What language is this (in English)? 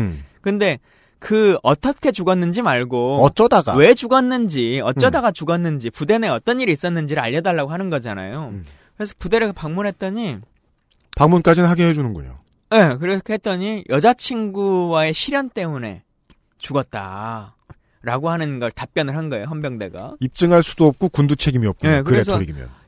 Korean